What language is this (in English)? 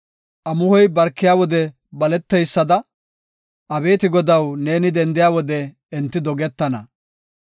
Gofa